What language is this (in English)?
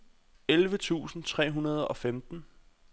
Danish